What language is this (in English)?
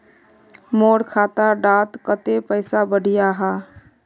Magahi